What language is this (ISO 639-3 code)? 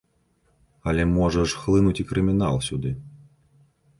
bel